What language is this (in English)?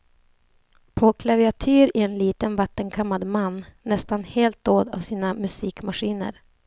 Swedish